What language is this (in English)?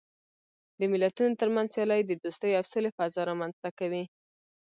Pashto